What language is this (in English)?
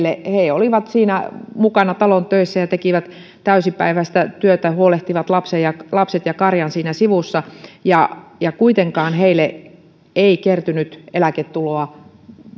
Finnish